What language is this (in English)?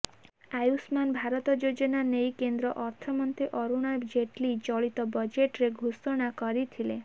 Odia